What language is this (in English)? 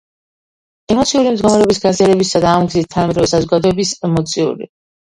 Georgian